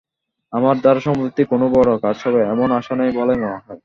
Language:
Bangla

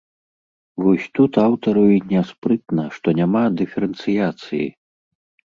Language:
Belarusian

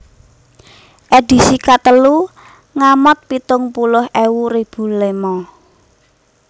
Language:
Javanese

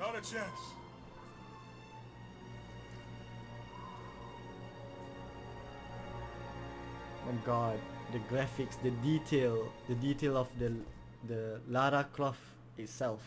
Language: English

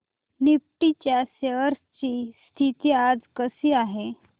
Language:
Marathi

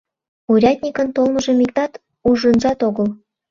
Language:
Mari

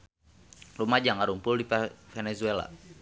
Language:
Sundanese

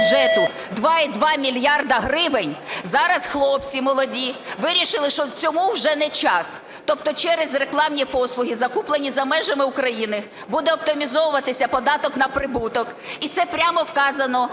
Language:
Ukrainian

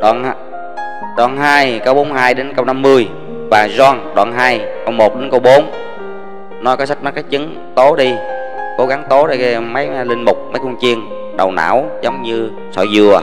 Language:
Vietnamese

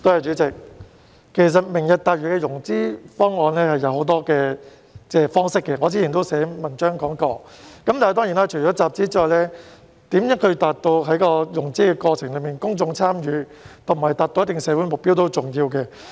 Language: Cantonese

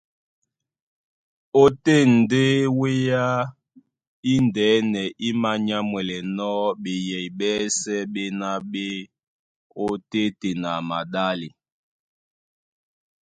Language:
Duala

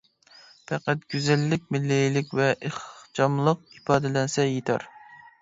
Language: Uyghur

